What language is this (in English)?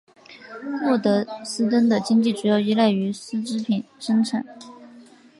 Chinese